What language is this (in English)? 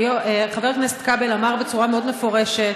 Hebrew